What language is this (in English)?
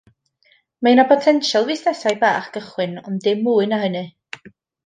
Welsh